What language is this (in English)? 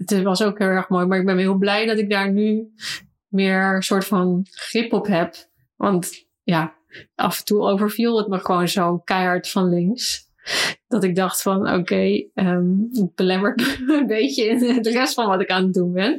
Dutch